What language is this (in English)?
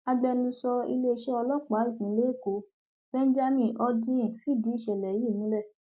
Yoruba